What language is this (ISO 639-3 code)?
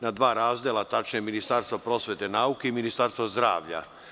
srp